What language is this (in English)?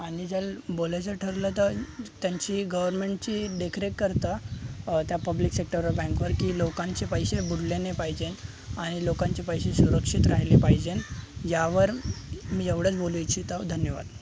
Marathi